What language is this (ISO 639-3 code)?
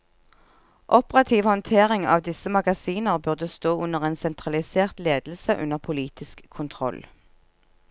nor